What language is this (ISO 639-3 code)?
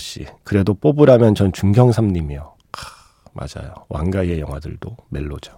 kor